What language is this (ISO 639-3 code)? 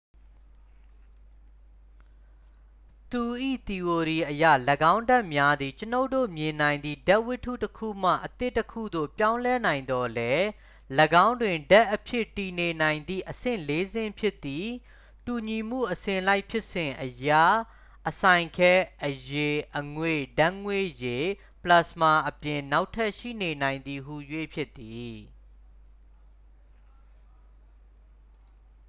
mya